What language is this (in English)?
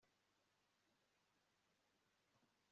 Kinyarwanda